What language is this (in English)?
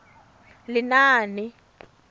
Tswana